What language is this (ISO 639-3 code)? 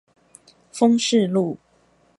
zho